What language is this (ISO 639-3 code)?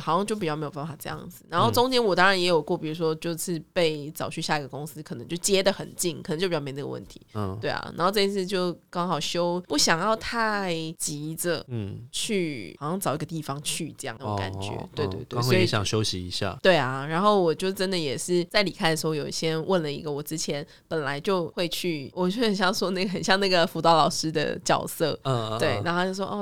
zho